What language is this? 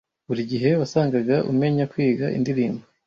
Kinyarwanda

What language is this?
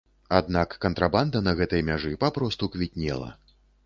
Belarusian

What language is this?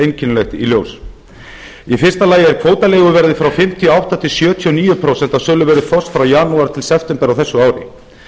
Icelandic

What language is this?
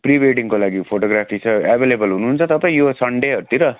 Nepali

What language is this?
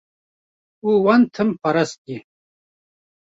Kurdish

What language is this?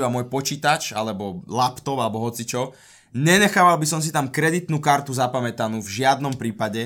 Slovak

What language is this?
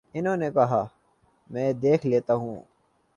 Urdu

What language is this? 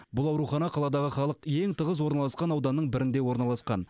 Kazakh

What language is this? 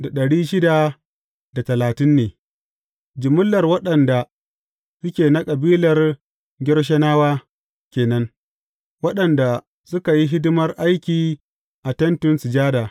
Hausa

